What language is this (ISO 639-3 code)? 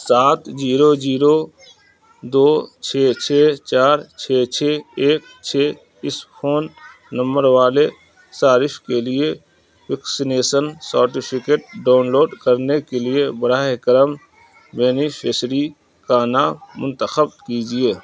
urd